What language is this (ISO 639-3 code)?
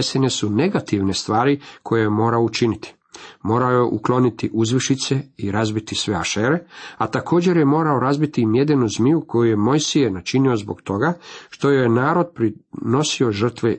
hrv